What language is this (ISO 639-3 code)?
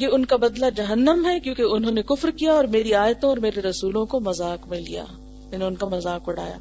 urd